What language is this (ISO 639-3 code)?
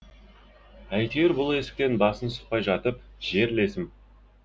kaz